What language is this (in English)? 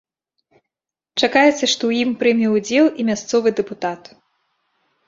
Belarusian